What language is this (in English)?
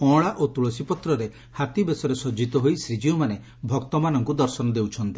Odia